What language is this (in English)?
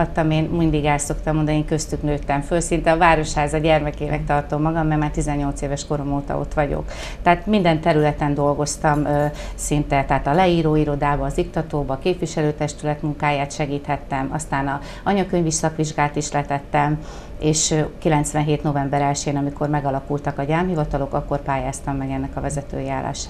Hungarian